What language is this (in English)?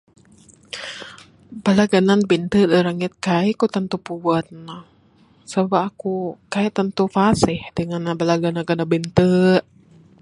Bukar-Sadung Bidayuh